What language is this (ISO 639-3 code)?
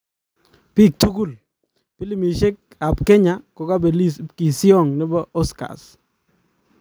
kln